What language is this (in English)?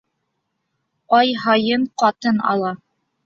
Bashkir